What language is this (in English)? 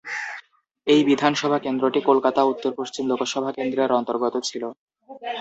Bangla